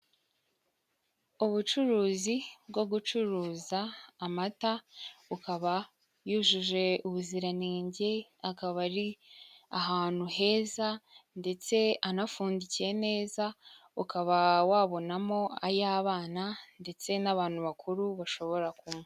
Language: Kinyarwanda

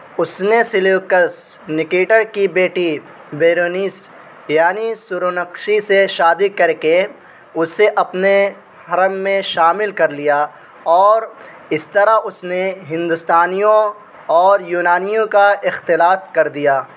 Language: Urdu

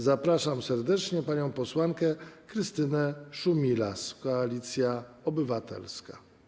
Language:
Polish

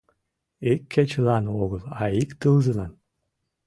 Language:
Mari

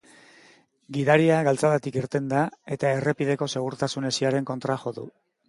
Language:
Basque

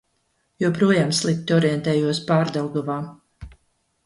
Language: Latvian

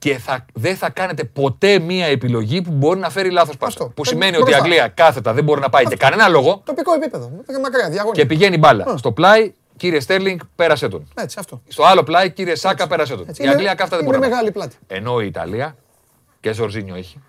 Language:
Greek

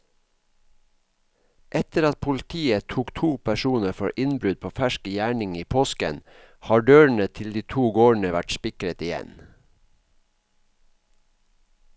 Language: Norwegian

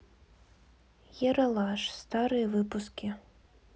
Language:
Russian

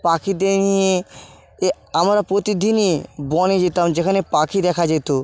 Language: Bangla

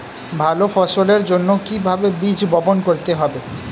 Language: Bangla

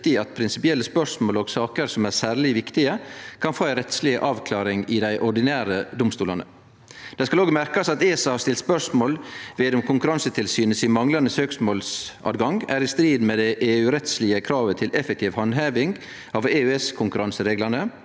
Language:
Norwegian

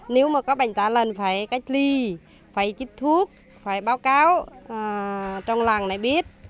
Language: Vietnamese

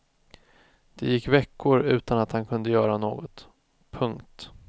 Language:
Swedish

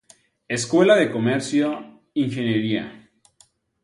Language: Spanish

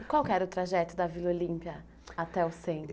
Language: Portuguese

